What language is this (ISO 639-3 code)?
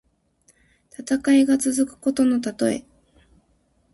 jpn